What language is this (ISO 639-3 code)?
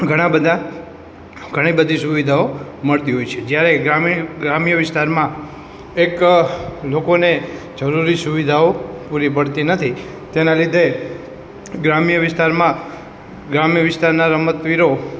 guj